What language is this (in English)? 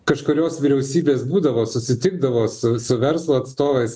Lithuanian